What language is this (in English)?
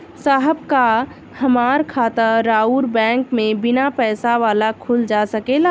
Bhojpuri